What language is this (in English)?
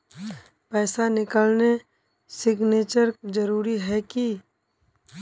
Magahi